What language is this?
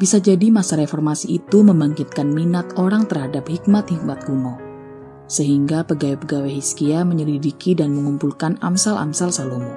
Indonesian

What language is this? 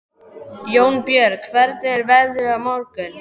Icelandic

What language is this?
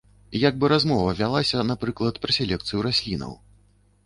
Belarusian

